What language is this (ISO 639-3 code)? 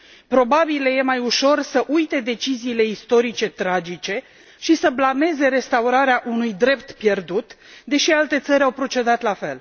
ron